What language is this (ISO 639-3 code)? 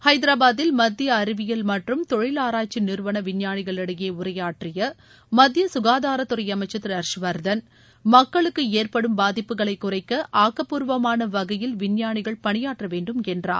tam